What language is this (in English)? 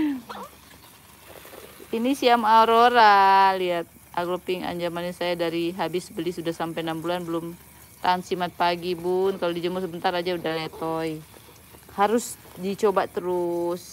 Indonesian